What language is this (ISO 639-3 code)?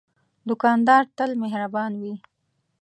pus